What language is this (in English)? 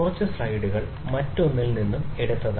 Malayalam